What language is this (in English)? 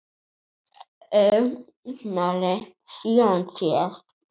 Icelandic